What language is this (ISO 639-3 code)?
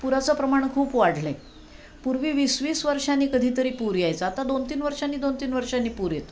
mar